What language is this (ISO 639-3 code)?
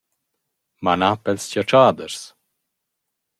roh